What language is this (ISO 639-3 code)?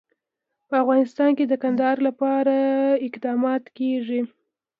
pus